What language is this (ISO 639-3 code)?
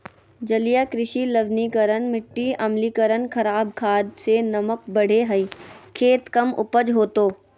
mag